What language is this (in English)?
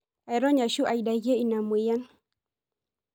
Masai